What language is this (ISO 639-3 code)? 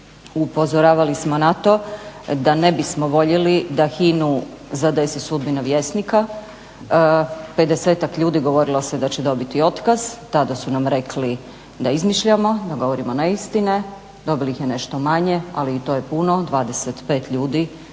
hrv